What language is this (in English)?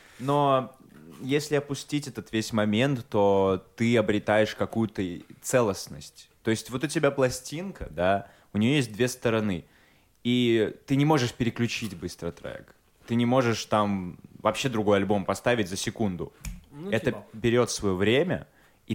Russian